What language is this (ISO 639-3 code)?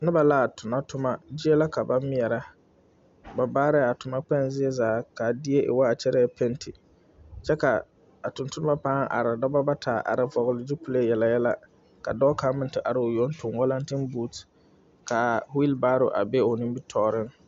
dga